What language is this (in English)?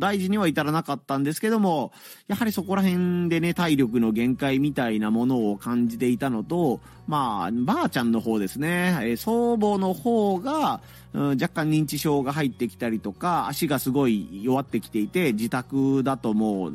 Japanese